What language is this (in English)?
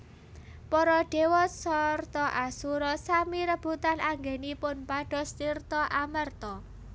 Javanese